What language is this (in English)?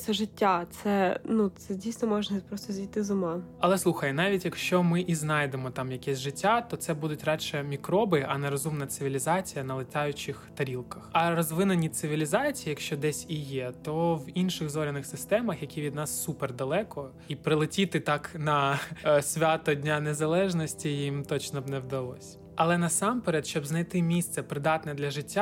Ukrainian